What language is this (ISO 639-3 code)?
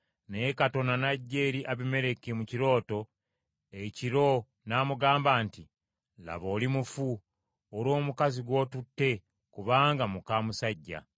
lug